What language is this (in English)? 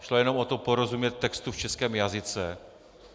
Czech